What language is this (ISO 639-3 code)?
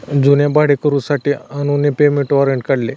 mar